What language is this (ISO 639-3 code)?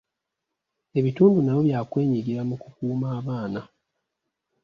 lug